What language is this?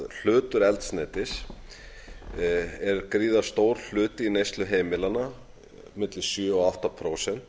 Icelandic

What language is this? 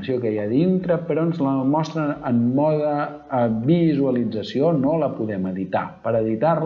Catalan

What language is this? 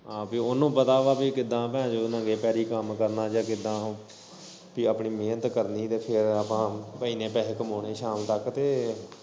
Punjabi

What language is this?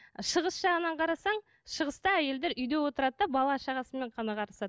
Kazakh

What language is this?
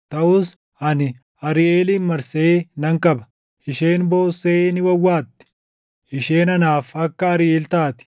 Oromo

